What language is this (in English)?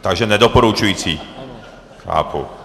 Czech